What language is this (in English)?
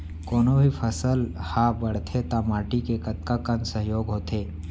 Chhattisgarhi